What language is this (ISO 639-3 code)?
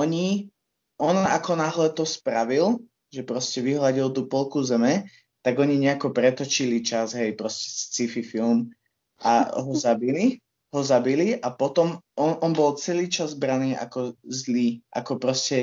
slk